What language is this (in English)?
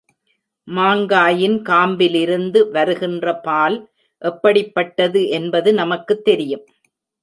Tamil